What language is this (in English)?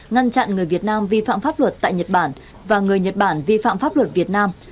Vietnamese